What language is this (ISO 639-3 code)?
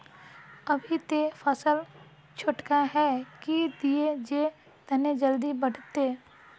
mag